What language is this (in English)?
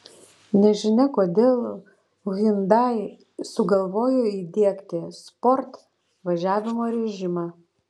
Lithuanian